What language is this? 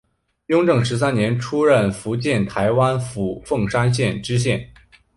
Chinese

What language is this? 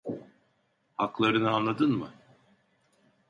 Turkish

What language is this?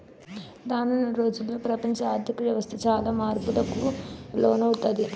Telugu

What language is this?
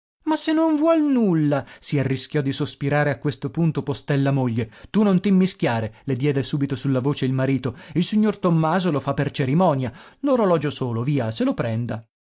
Italian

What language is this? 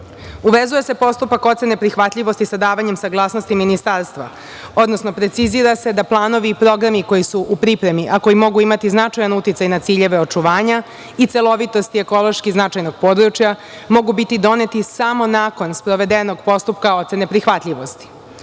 Serbian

